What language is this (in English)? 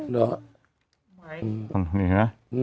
Thai